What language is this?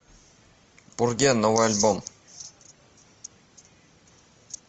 Russian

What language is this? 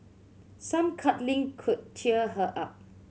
English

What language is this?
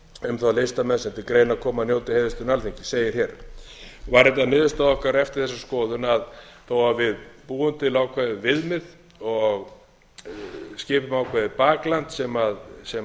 Icelandic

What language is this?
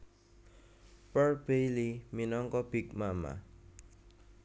Javanese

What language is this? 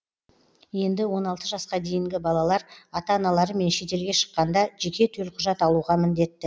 Kazakh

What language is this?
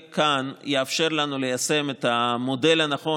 Hebrew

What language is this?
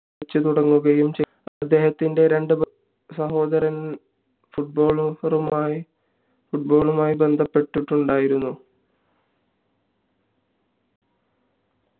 Malayalam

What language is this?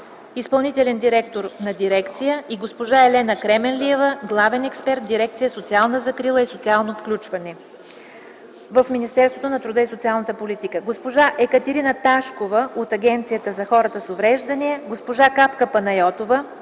Bulgarian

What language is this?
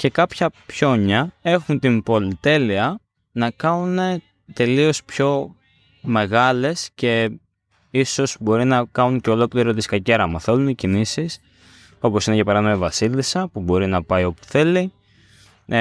Greek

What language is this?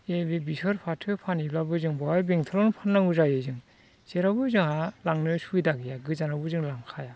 Bodo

